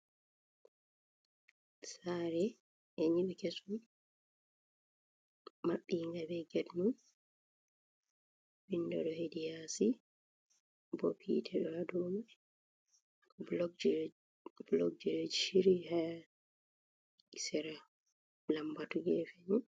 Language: Fula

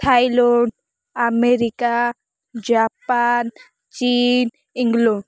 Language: Odia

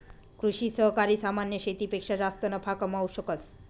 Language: Marathi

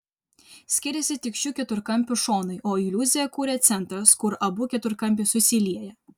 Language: Lithuanian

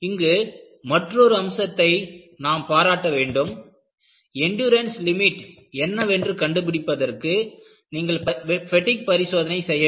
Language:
Tamil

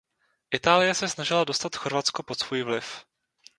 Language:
Czech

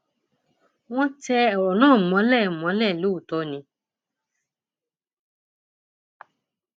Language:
Yoruba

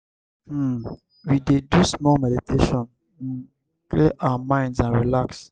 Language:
Nigerian Pidgin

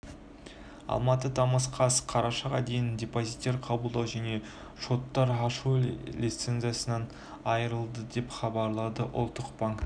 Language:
Kazakh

